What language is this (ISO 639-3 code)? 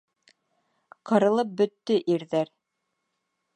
bak